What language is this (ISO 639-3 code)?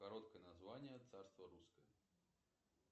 rus